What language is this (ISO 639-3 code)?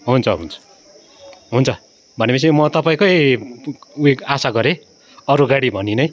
nep